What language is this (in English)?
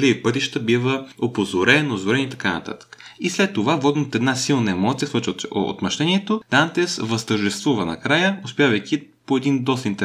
Bulgarian